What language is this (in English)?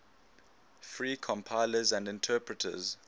English